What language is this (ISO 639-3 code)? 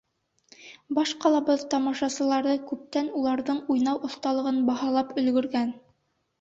bak